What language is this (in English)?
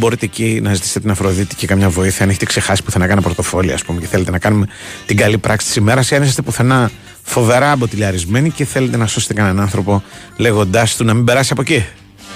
Greek